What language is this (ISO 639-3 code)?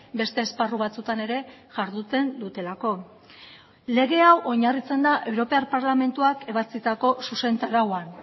eus